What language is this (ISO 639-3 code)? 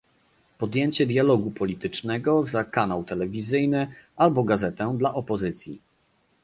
pol